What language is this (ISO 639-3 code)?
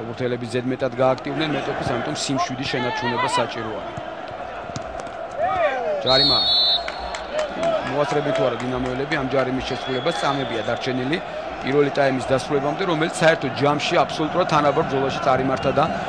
ron